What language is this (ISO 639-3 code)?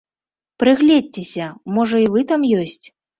bel